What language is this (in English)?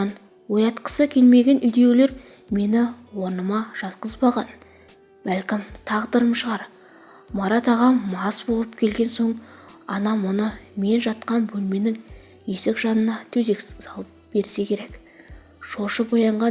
Turkish